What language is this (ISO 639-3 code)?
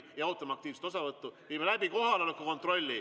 est